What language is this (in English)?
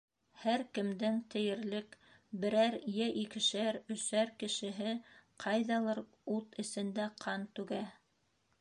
Bashkir